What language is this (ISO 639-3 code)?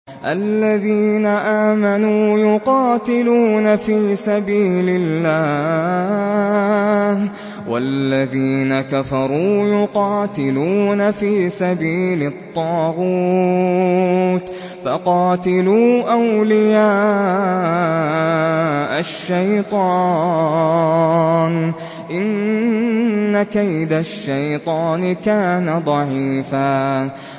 ara